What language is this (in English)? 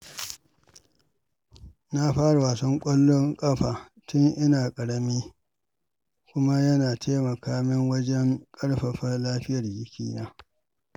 Hausa